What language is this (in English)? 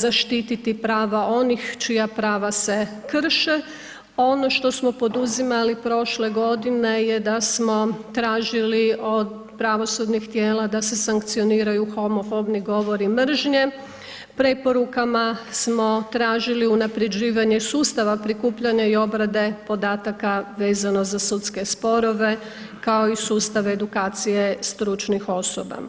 Croatian